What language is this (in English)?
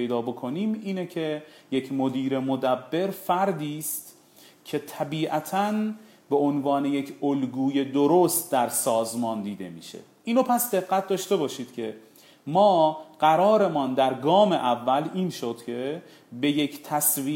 Persian